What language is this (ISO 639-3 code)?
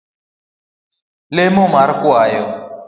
luo